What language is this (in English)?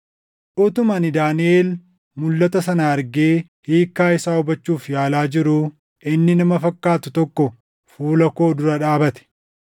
Oromo